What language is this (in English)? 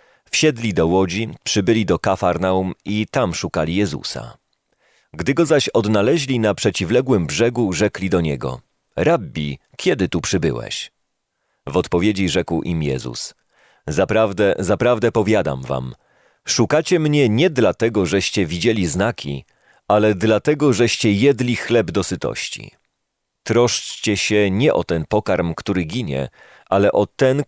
Polish